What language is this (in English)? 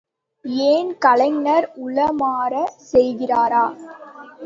Tamil